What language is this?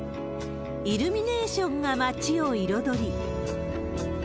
Japanese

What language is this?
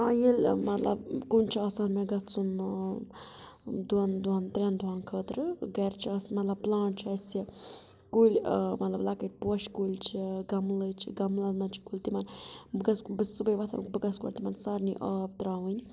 Kashmiri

